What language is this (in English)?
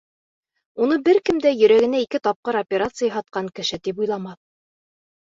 Bashkir